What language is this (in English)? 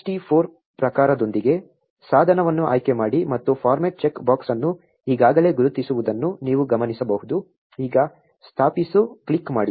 Kannada